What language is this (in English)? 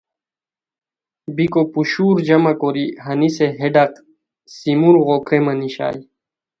Khowar